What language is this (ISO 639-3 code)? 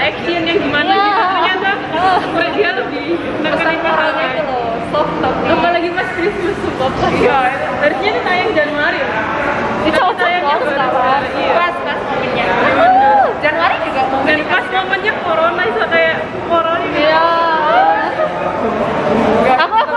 ind